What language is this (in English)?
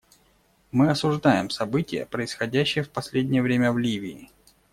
Russian